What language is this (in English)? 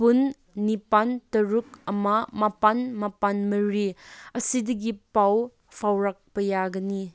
Manipuri